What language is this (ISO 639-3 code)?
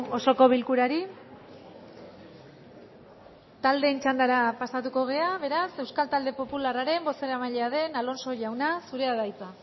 eus